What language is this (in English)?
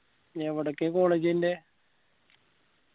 Malayalam